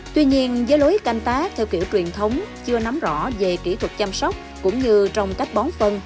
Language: Vietnamese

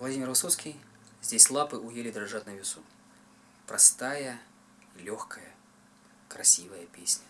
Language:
Russian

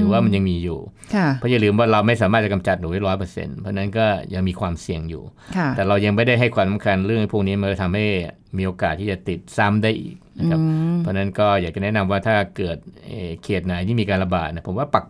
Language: Thai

